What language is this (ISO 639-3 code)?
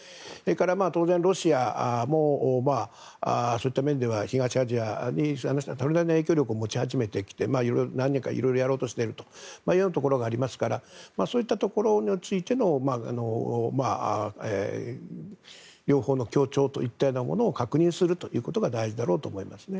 jpn